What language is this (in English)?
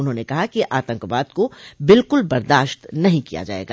Hindi